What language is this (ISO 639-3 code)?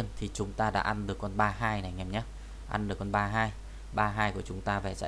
vie